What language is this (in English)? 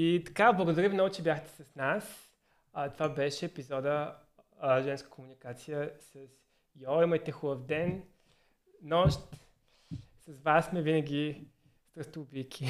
Bulgarian